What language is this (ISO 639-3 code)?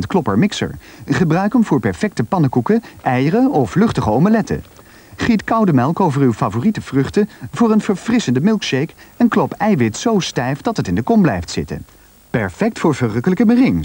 nld